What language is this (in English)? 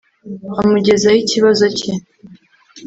Kinyarwanda